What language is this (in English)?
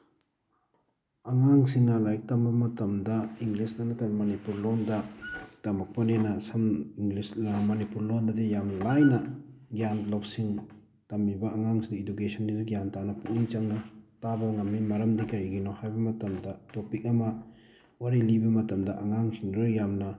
Manipuri